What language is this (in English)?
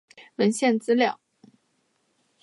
Chinese